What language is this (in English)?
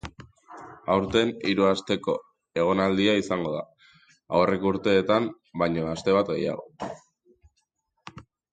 Basque